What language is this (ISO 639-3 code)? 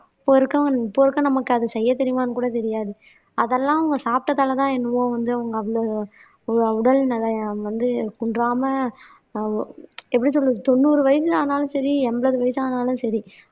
tam